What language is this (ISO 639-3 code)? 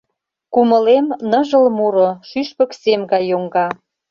chm